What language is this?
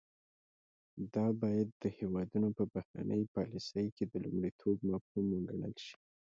Pashto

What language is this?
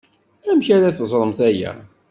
Kabyle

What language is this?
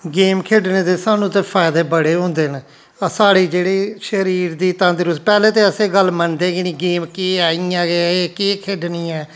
Dogri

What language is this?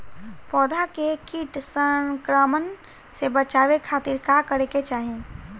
Bhojpuri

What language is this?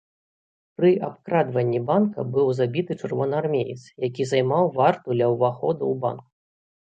Belarusian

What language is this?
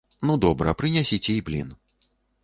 Belarusian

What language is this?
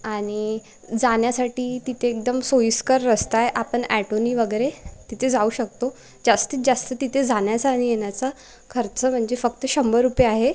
Marathi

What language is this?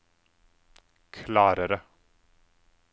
Norwegian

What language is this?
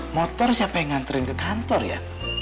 Indonesian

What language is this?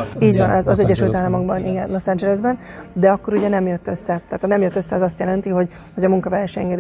Hungarian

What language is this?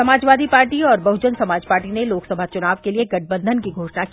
Hindi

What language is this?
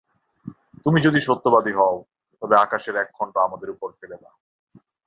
Bangla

